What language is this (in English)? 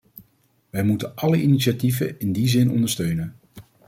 Dutch